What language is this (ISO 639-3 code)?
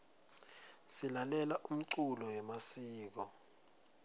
ssw